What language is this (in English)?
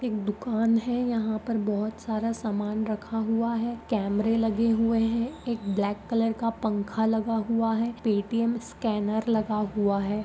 Magahi